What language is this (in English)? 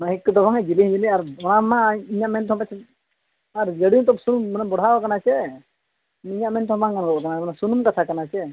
Santali